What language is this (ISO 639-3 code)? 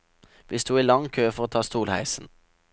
nor